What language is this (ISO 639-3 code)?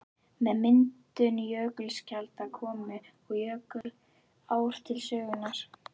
isl